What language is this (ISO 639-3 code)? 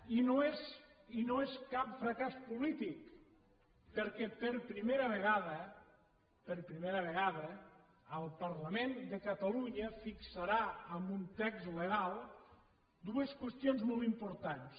cat